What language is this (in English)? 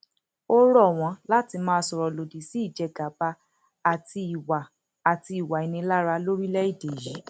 Yoruba